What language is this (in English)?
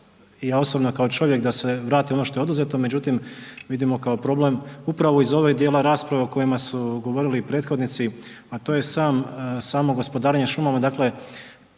Croatian